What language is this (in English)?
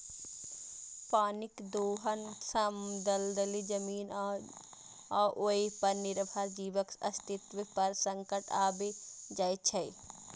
Maithili